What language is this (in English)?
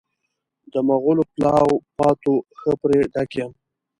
Pashto